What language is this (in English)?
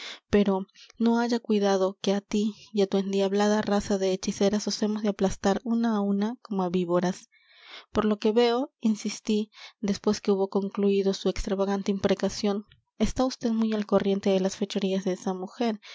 Spanish